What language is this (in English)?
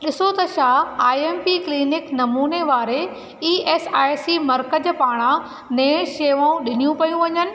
Sindhi